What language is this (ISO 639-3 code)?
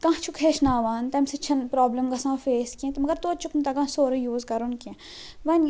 kas